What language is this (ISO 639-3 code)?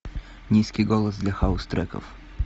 rus